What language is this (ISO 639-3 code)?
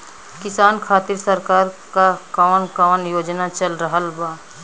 bho